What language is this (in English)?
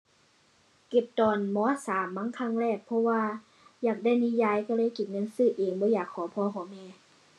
Thai